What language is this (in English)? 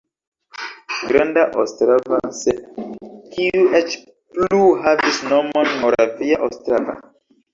Esperanto